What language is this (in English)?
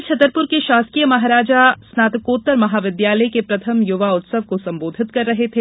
Hindi